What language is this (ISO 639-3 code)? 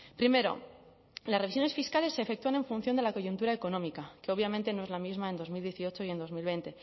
spa